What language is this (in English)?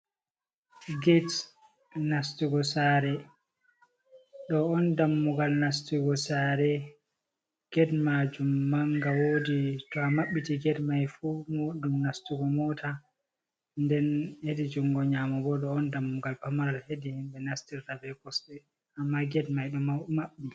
Fula